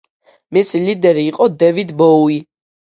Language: Georgian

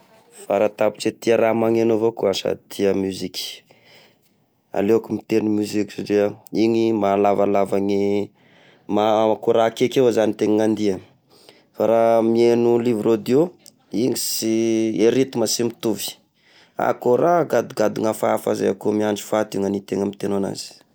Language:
Tesaka Malagasy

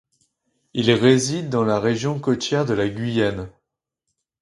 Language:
French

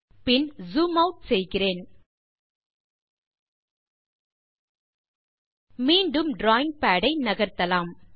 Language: Tamil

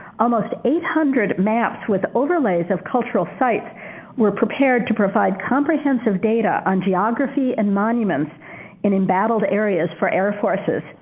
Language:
English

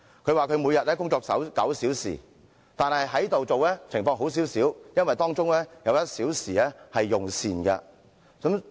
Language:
Cantonese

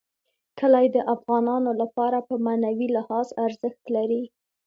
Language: Pashto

